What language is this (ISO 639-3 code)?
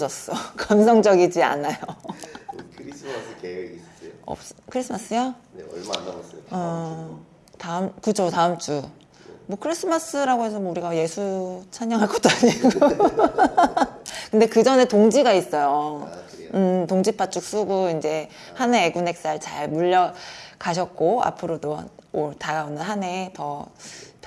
kor